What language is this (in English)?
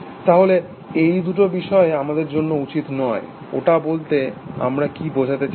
Bangla